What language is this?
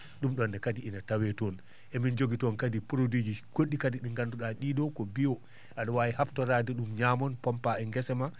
Fula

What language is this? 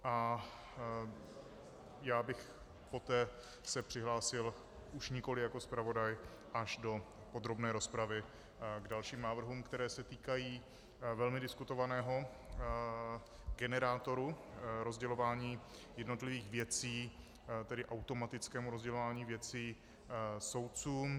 Czech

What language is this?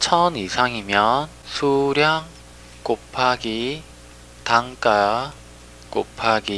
Korean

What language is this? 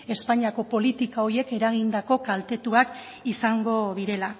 Basque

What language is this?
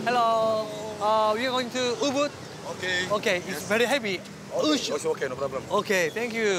Korean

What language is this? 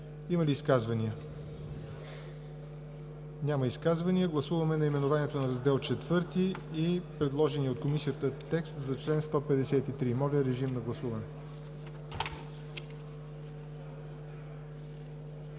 Bulgarian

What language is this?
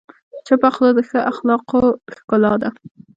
Pashto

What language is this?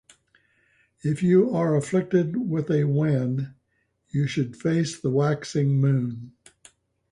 English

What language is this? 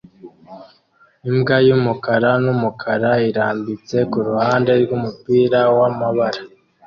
Kinyarwanda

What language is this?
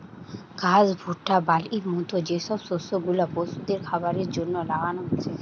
Bangla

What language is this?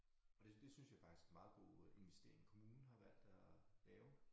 Danish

